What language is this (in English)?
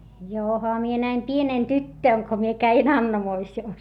Finnish